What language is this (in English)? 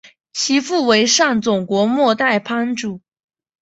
Chinese